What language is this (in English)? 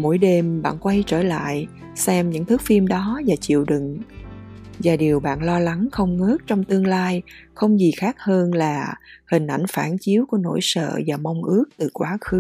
Vietnamese